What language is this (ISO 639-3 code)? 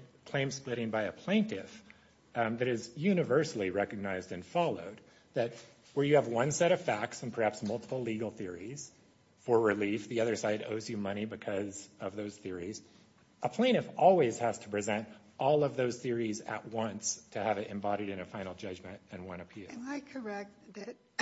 eng